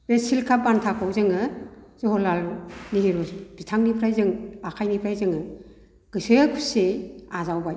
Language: Bodo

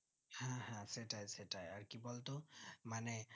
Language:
Bangla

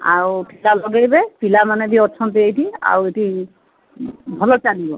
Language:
Odia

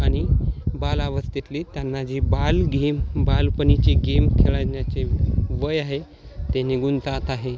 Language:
Marathi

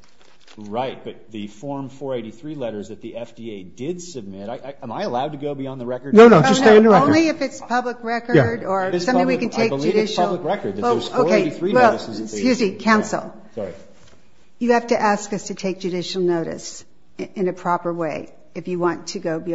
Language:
English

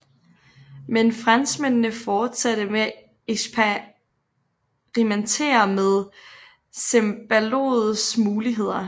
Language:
Danish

